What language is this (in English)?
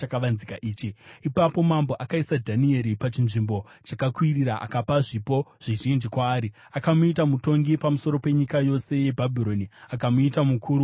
Shona